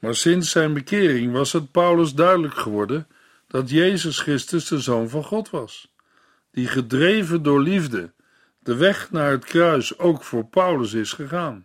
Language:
Dutch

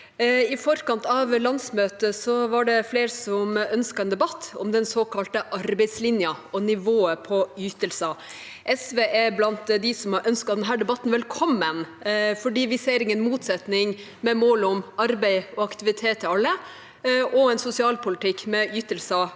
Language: Norwegian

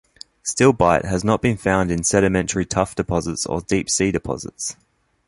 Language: English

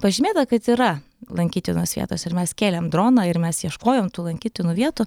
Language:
Lithuanian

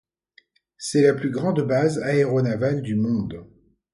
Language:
French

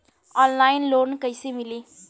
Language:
Bhojpuri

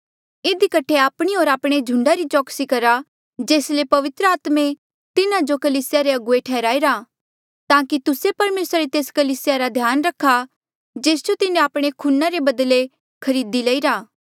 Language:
Mandeali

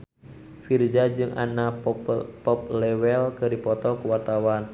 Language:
Sundanese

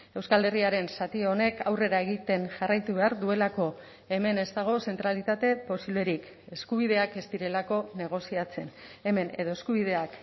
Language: Basque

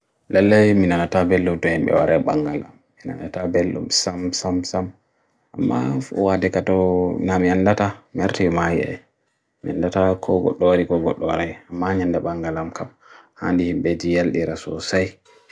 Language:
Bagirmi Fulfulde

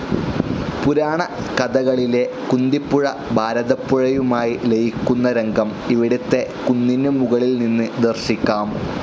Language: Malayalam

